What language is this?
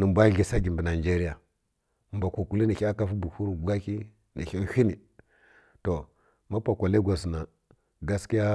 Kirya-Konzəl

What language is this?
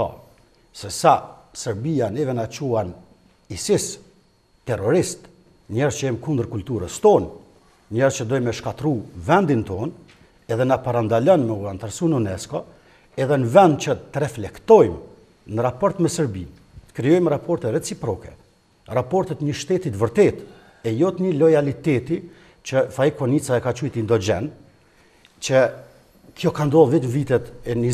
Romanian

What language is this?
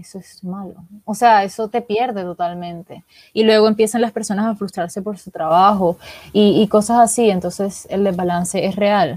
Spanish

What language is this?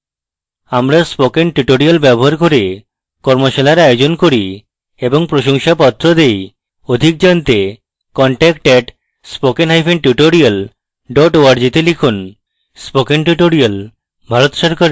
Bangla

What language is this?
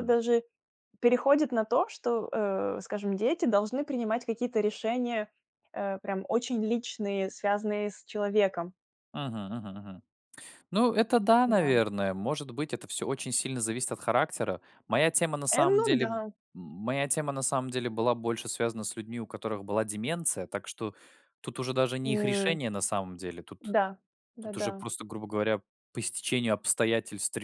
Russian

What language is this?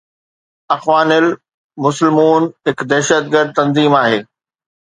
Sindhi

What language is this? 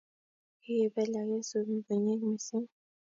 Kalenjin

